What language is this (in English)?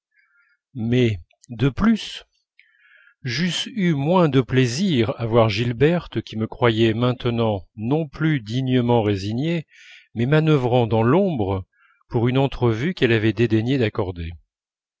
French